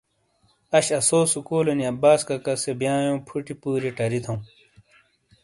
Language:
Shina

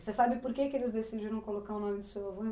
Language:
Portuguese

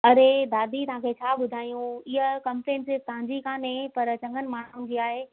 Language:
Sindhi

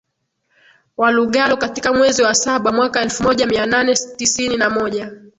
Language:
Swahili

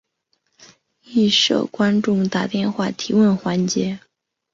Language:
Chinese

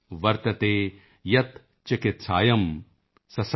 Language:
Punjabi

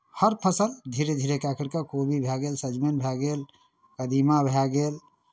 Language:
Maithili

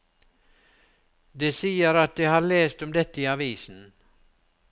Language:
Norwegian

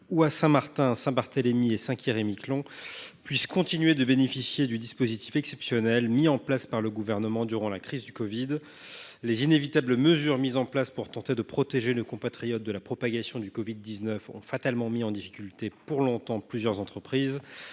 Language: French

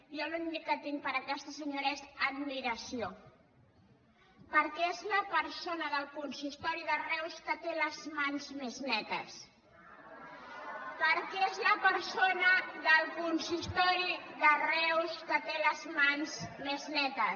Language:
Catalan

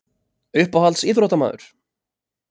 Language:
Icelandic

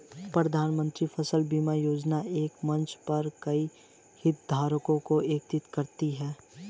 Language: Hindi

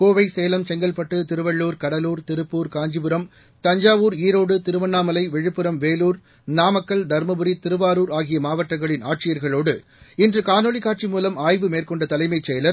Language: Tamil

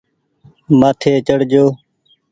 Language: Goaria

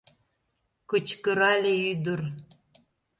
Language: Mari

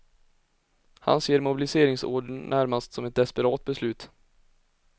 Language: Swedish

